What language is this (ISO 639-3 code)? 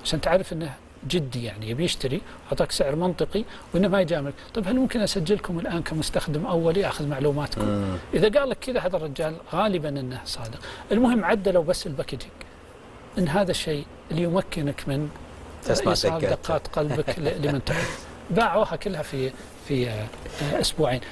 ara